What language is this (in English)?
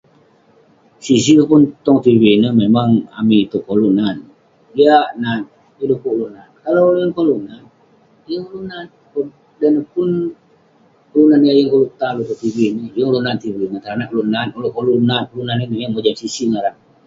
Western Penan